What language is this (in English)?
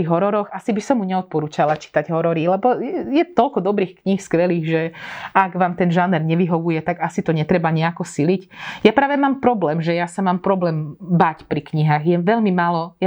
Slovak